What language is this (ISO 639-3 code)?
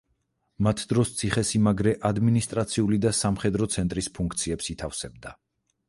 kat